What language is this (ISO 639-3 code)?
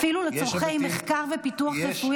heb